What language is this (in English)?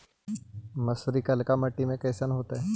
Magahi